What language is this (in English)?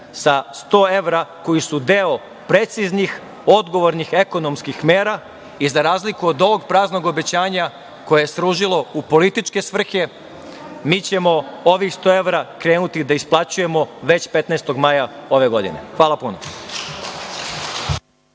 Serbian